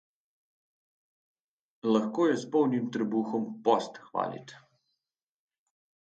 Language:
Slovenian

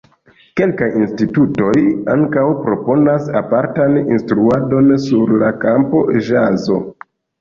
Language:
Esperanto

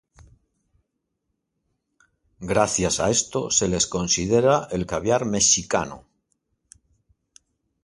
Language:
Spanish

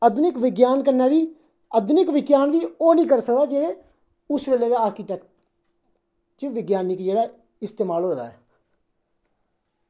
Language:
Dogri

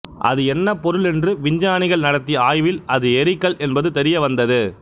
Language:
Tamil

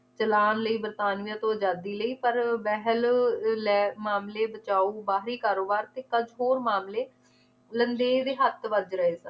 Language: Punjabi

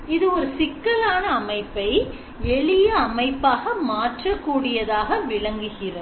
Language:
Tamil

